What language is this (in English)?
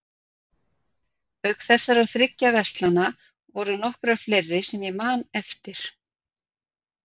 Icelandic